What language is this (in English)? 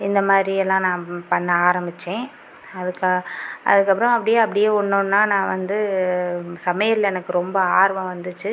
Tamil